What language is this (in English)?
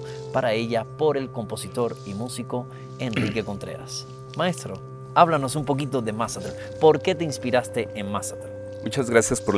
Spanish